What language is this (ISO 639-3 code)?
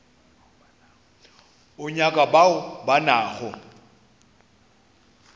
nso